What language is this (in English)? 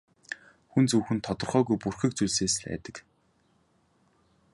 Mongolian